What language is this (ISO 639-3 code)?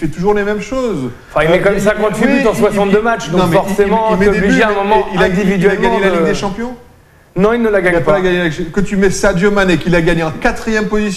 fra